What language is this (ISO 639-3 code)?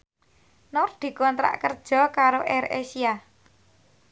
jav